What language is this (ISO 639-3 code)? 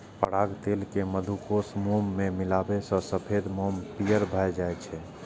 mai